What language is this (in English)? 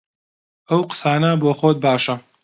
Central Kurdish